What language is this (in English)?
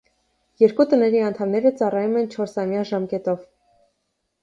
Armenian